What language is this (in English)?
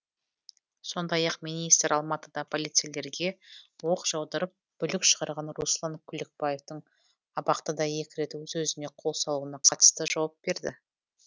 Kazakh